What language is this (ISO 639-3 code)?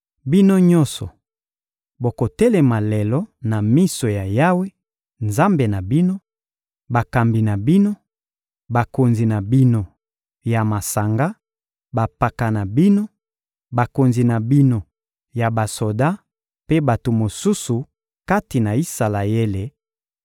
lin